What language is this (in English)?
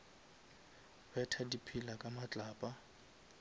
Northern Sotho